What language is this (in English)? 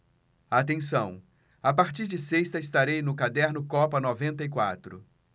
Portuguese